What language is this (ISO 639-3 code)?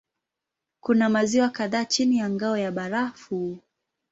swa